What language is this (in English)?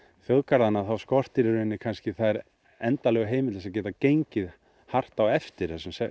Icelandic